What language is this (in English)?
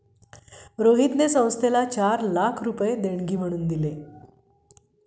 Marathi